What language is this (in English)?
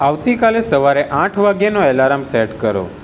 Gujarati